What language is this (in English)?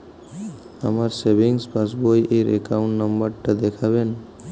Bangla